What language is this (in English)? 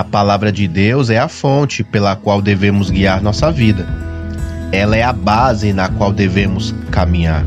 Portuguese